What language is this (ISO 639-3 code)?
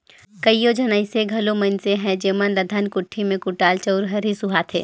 hne